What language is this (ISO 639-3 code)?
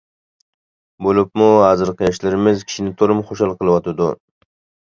uig